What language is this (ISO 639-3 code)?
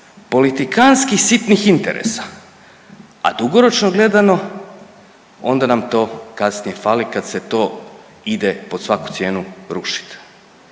hrv